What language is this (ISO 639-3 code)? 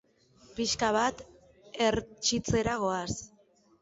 eus